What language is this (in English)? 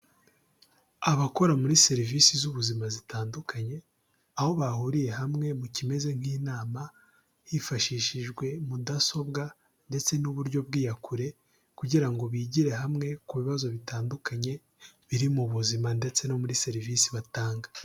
Kinyarwanda